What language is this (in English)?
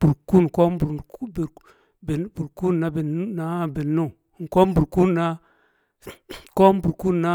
Kamo